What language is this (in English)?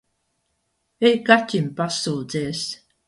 Latvian